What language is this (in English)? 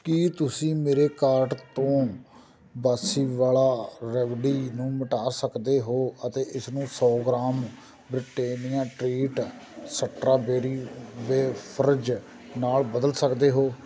Punjabi